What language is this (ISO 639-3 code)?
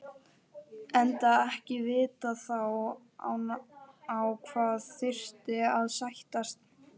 isl